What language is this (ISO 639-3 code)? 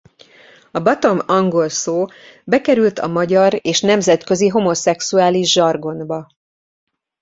hun